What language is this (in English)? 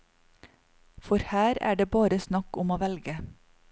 Norwegian